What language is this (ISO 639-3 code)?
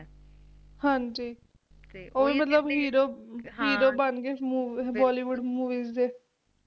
pan